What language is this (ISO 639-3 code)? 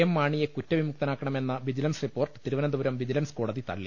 mal